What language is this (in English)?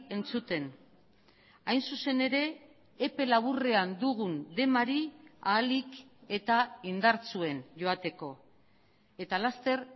Basque